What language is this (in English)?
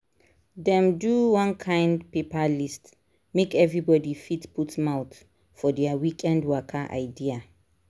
Nigerian Pidgin